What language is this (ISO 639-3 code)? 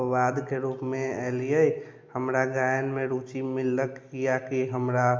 mai